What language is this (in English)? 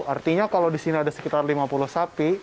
Indonesian